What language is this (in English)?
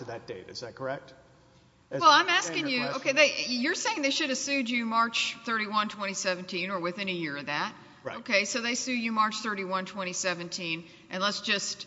English